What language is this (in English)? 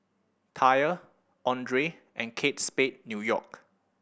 English